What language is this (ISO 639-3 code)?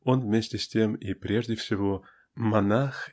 rus